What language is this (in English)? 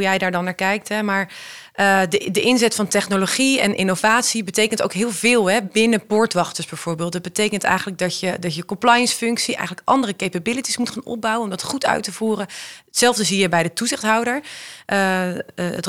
Dutch